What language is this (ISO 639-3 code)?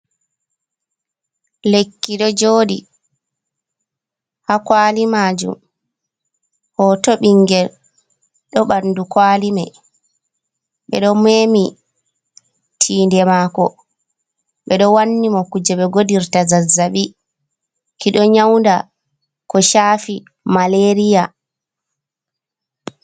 ful